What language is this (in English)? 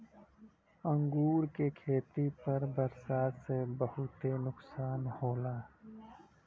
Bhojpuri